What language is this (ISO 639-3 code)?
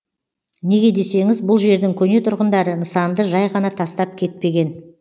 kaz